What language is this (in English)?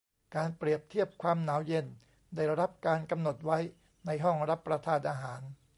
Thai